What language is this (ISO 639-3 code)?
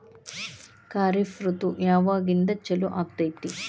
kan